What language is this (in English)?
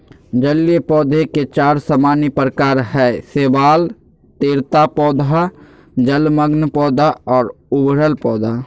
Magahi